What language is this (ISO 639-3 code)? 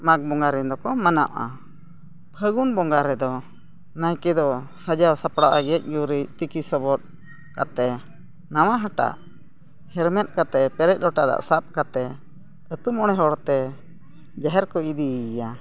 sat